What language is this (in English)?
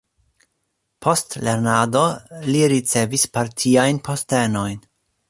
Esperanto